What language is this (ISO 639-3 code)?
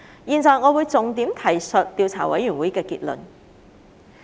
yue